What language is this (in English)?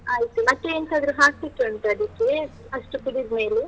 Kannada